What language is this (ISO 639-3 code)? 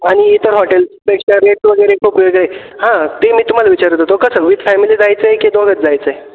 mar